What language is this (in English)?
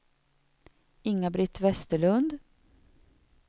Swedish